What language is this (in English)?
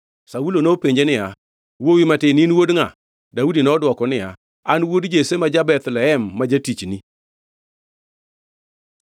Luo (Kenya and Tanzania)